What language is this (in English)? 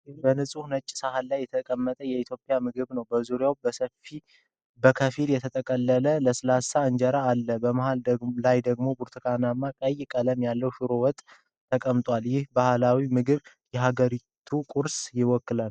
Amharic